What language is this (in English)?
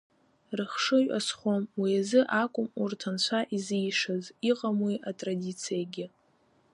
Abkhazian